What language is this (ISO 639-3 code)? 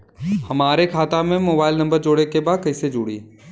bho